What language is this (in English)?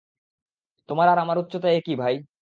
Bangla